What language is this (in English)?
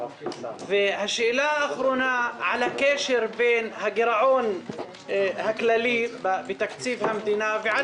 Hebrew